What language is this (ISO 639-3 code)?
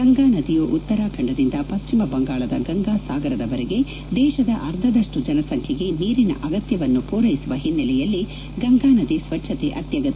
kan